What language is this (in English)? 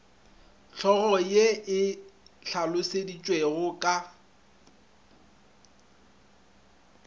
Northern Sotho